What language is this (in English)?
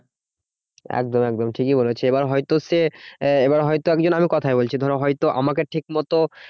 Bangla